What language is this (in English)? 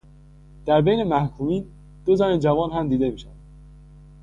Persian